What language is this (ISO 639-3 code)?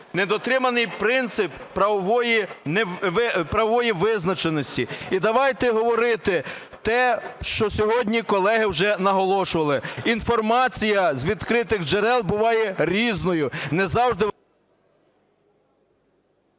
ukr